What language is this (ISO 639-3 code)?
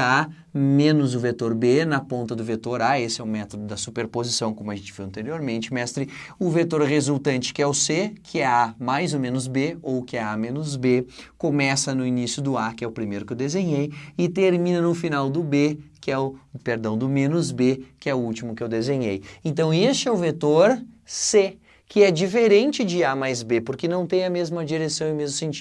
por